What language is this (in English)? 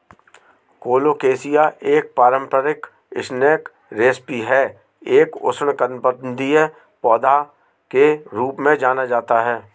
Hindi